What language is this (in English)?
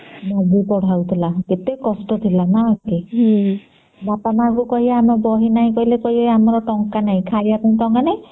Odia